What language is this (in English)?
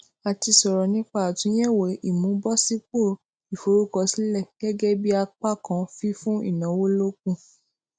Yoruba